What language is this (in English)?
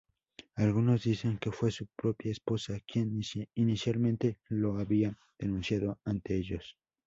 Spanish